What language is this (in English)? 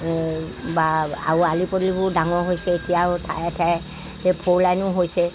Assamese